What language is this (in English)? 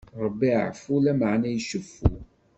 Kabyle